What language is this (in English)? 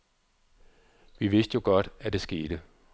Danish